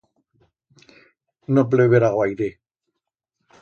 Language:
Aragonese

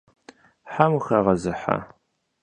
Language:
Kabardian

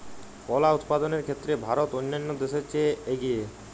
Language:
Bangla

